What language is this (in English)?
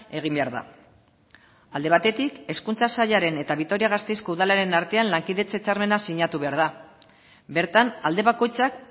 Basque